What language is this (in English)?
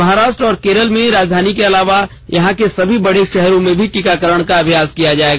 Hindi